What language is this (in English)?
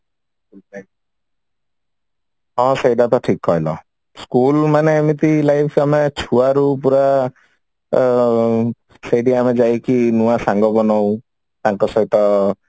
Odia